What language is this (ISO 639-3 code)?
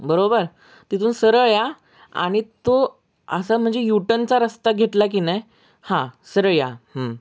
mar